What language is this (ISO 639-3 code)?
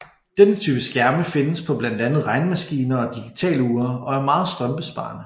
dan